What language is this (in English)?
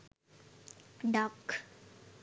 Sinhala